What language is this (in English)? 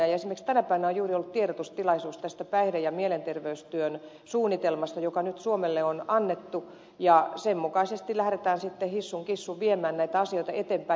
Finnish